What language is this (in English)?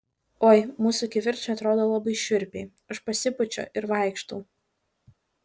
Lithuanian